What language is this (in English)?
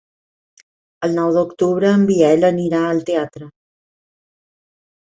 Catalan